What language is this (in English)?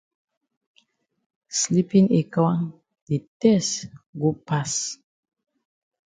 Cameroon Pidgin